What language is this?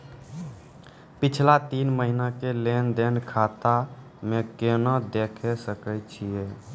Maithili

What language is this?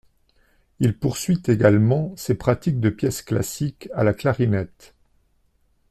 French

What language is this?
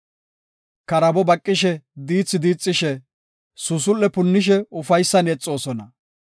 Gofa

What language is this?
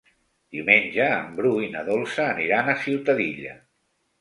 Catalan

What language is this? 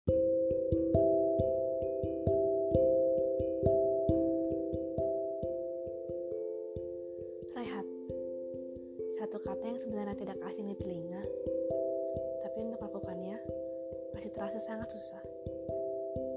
Indonesian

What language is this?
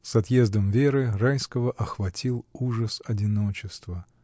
Russian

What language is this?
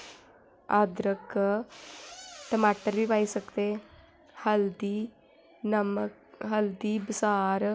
Dogri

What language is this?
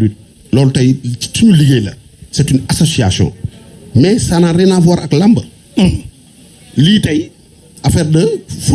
French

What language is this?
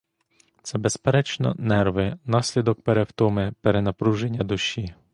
Ukrainian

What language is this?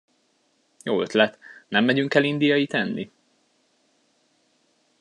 Hungarian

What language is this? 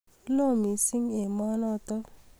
Kalenjin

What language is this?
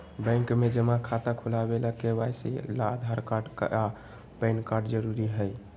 Magahi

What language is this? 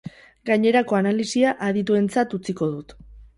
Basque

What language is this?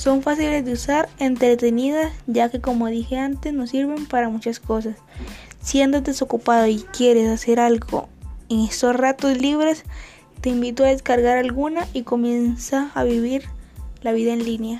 Spanish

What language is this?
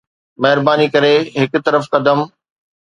Sindhi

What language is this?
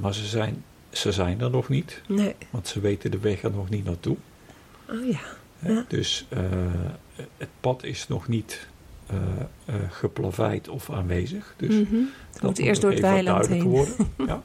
Dutch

